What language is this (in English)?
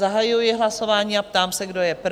Czech